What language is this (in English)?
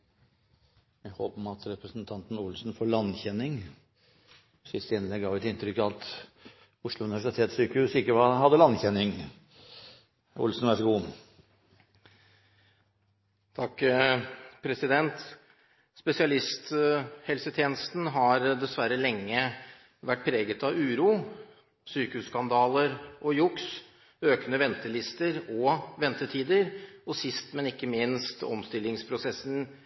Norwegian Bokmål